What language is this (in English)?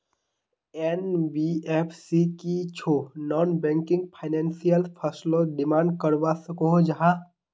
Magahi